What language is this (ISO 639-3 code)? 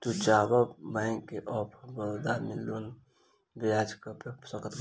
bho